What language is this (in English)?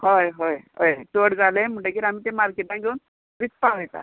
Konkani